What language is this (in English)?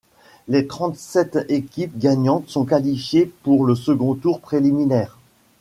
French